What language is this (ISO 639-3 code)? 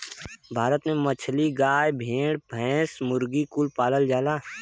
bho